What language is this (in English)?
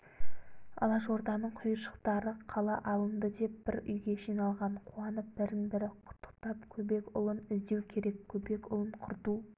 Kazakh